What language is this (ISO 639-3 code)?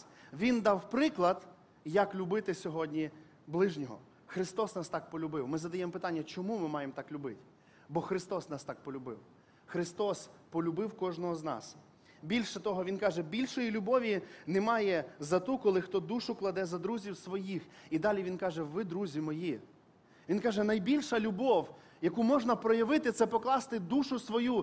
ukr